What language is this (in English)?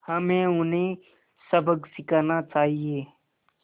Hindi